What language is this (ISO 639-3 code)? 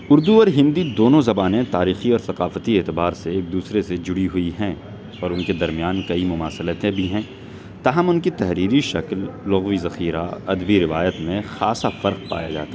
urd